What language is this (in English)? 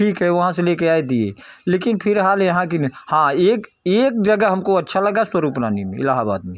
Hindi